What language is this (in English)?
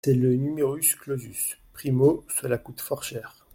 French